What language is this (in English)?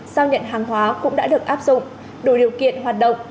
Vietnamese